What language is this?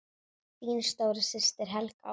Icelandic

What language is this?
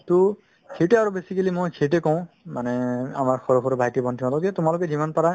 Assamese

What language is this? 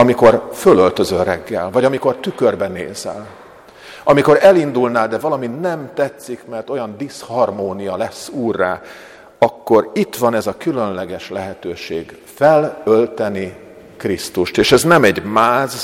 Hungarian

